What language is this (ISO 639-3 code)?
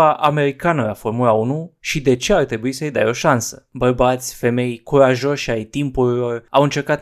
ron